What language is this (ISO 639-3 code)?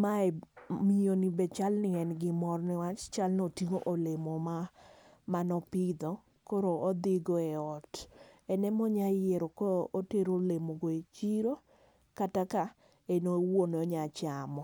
luo